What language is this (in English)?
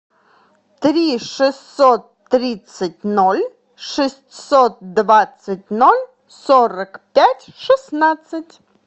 Russian